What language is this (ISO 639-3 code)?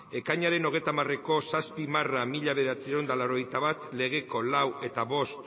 eus